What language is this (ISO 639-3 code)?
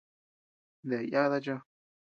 cux